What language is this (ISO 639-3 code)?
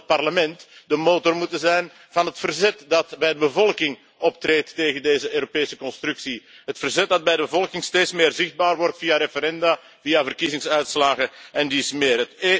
nld